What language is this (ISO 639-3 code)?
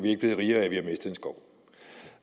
dan